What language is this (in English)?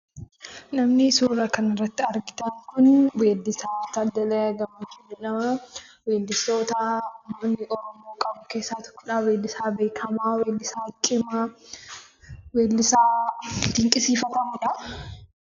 Oromo